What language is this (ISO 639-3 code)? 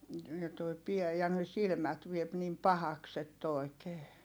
fin